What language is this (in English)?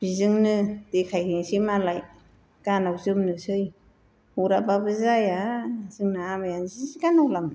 Bodo